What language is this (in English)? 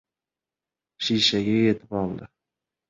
Uzbek